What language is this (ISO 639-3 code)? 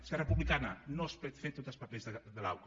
cat